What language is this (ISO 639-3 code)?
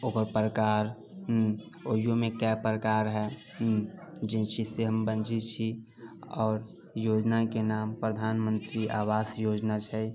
mai